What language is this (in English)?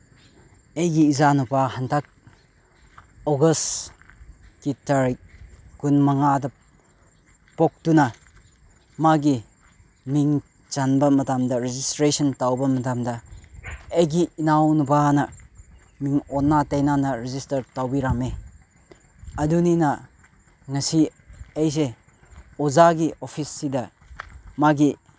Manipuri